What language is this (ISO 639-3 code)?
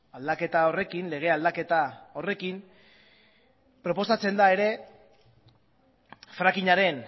eus